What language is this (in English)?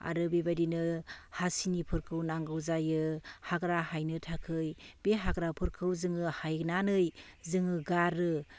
Bodo